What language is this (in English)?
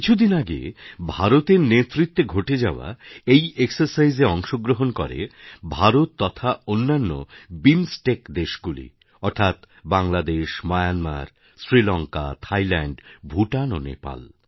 Bangla